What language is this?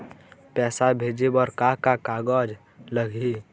Chhattisgarhi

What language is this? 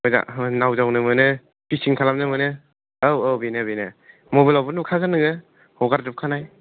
Bodo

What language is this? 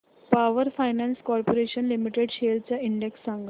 Marathi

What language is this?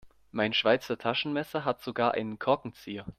German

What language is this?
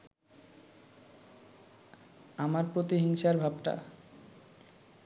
Bangla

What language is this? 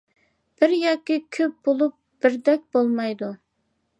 Uyghur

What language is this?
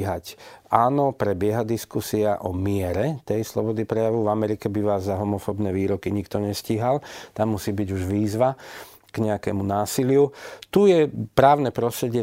Slovak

